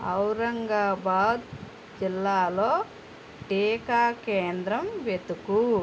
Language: Telugu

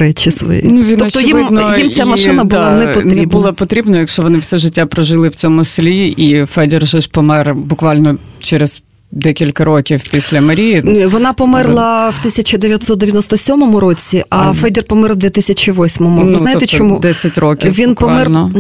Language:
Ukrainian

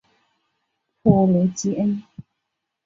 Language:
Chinese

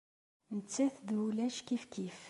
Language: Kabyle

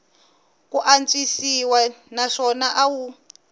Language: Tsonga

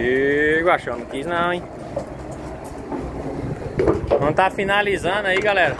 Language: Portuguese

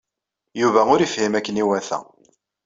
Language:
Kabyle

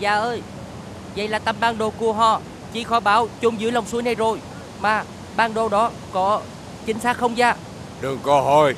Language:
Vietnamese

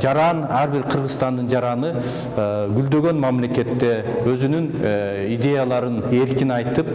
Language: Turkish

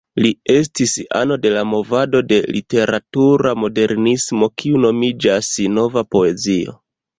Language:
Esperanto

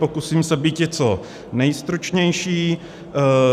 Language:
Czech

